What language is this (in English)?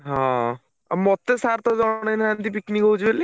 Odia